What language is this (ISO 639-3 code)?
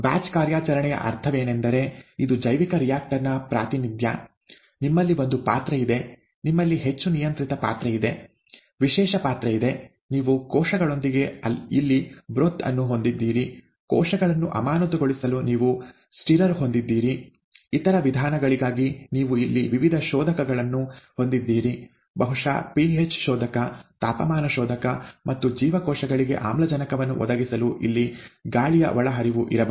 kan